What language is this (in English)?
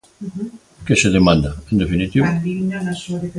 Galician